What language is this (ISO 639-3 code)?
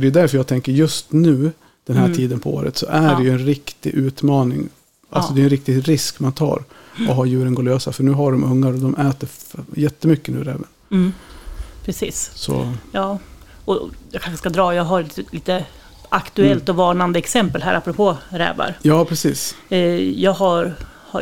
swe